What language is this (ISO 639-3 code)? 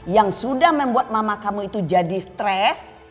ind